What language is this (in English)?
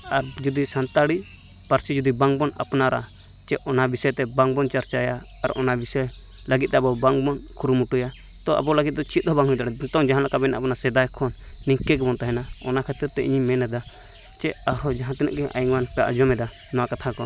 Santali